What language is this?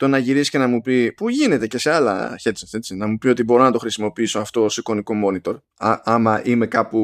Greek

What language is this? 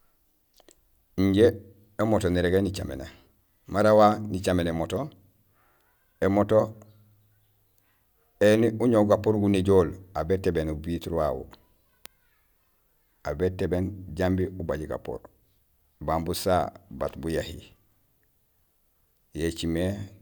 Gusilay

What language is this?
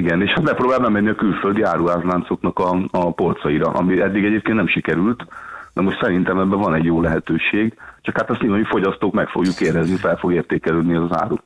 Hungarian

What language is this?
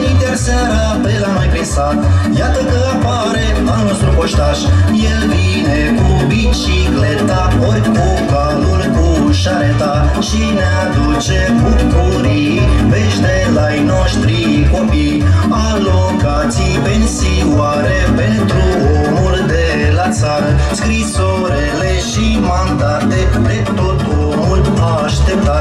Romanian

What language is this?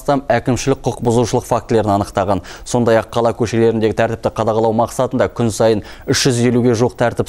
Russian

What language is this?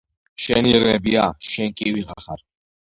Georgian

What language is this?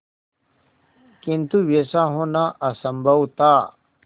Hindi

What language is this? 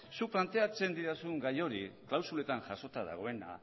Basque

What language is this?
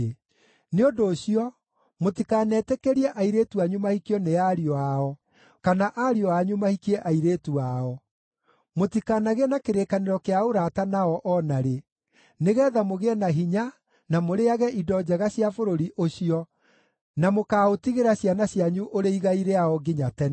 Kikuyu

